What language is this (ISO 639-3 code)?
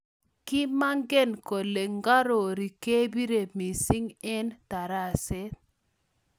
kln